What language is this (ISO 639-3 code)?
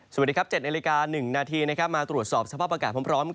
tha